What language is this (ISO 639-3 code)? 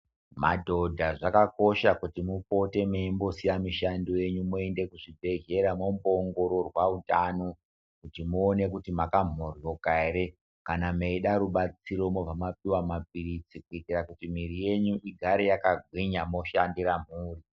ndc